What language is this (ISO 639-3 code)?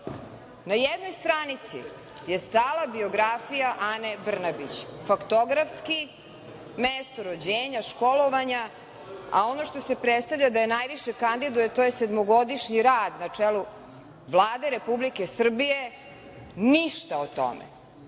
srp